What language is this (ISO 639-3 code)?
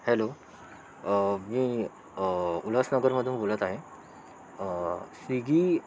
mar